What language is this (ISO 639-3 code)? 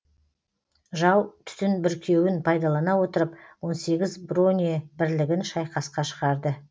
kaz